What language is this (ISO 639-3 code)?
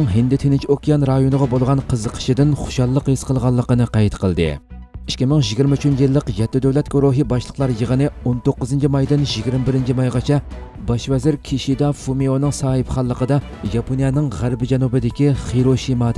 tur